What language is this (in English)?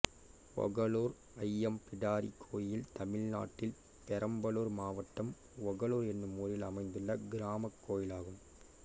Tamil